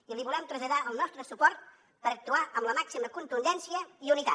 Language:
Catalan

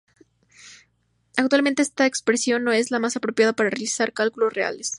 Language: Spanish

